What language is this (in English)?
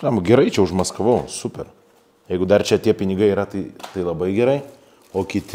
Lithuanian